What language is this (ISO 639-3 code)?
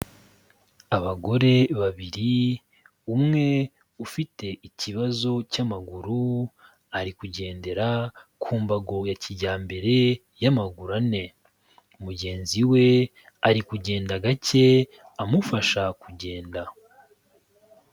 kin